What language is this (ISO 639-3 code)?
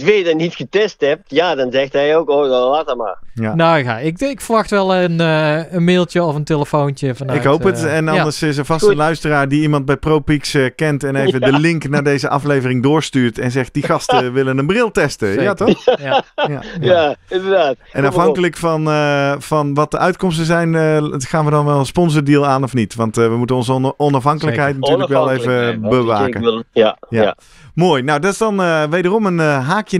nld